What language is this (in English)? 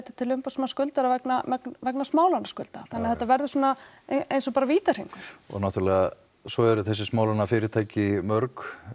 Icelandic